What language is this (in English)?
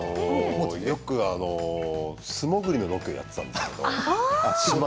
Japanese